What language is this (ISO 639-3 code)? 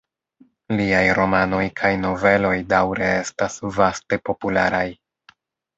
epo